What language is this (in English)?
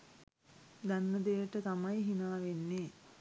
Sinhala